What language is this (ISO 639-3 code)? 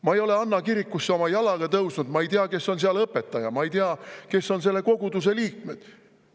est